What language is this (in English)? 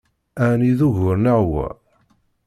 Kabyle